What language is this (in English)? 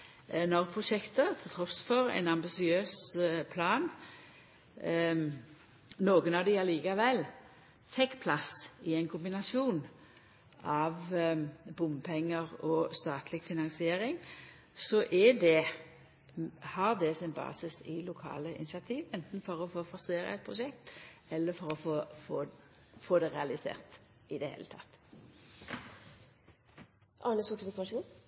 Norwegian